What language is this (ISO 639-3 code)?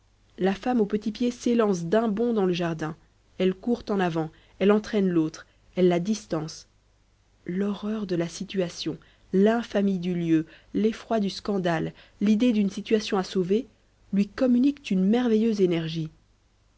fra